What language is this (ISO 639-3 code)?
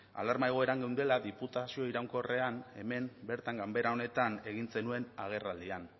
eus